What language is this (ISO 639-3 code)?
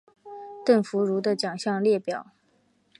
zho